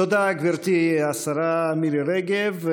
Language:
Hebrew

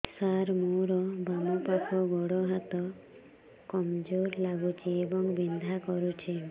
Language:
Odia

